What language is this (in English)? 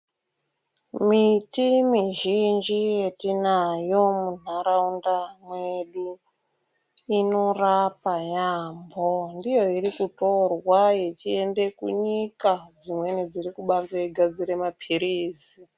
Ndau